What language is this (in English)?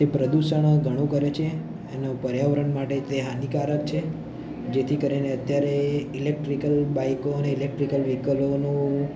Gujarati